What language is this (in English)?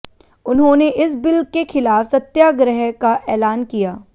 Hindi